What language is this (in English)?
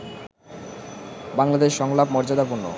Bangla